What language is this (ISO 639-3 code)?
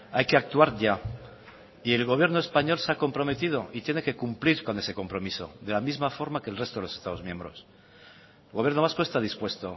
spa